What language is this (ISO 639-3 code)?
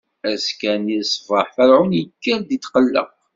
kab